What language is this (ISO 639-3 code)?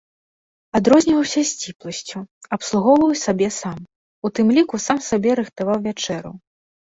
bel